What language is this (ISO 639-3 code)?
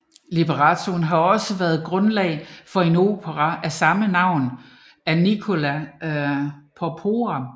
dan